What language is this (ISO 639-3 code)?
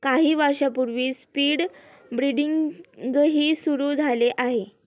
mar